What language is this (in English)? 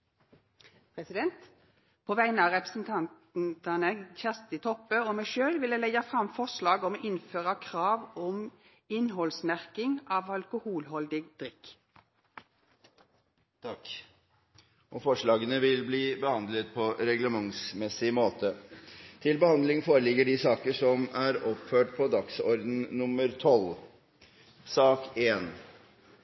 Norwegian